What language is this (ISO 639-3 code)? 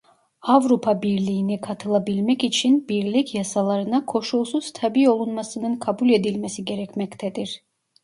tur